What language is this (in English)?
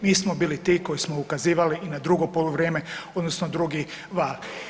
Croatian